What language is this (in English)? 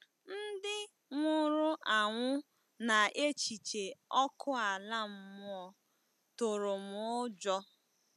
Igbo